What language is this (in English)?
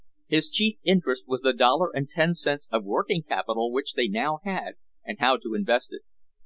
English